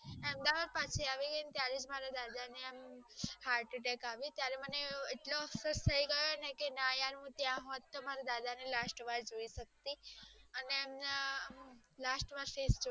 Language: Gujarati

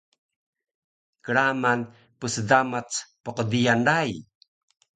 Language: Taroko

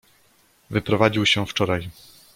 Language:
Polish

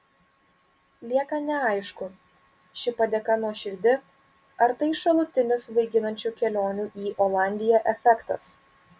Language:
Lithuanian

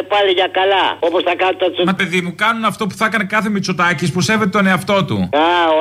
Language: Greek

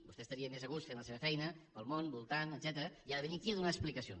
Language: Catalan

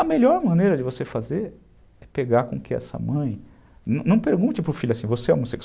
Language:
Portuguese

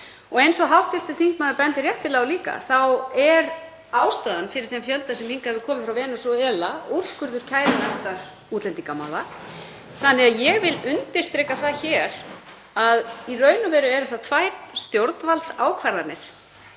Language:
Icelandic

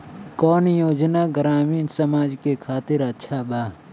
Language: Bhojpuri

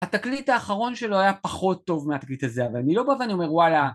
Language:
Hebrew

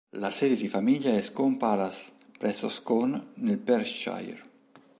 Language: Italian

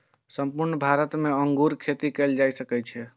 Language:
Maithili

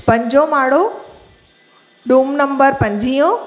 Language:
Sindhi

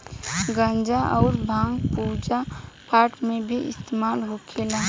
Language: Bhojpuri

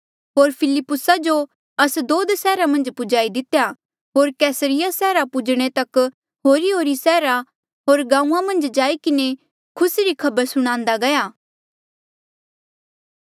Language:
Mandeali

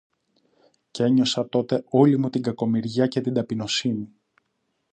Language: Greek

